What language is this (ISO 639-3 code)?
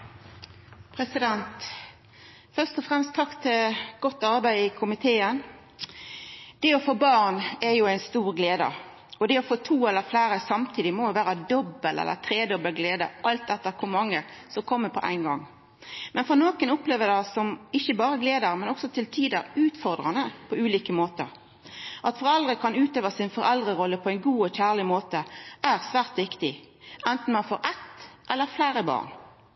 nor